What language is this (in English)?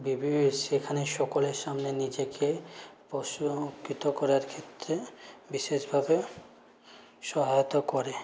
Bangla